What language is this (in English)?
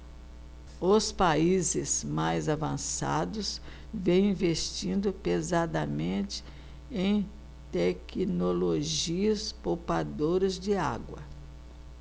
Portuguese